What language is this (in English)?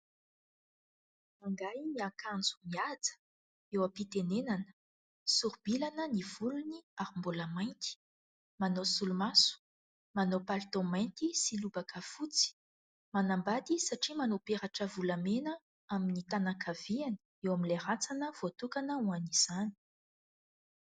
Malagasy